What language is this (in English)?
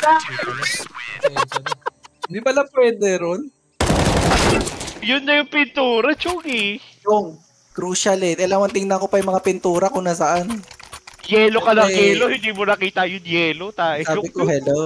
Filipino